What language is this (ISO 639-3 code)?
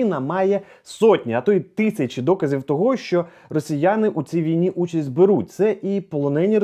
ukr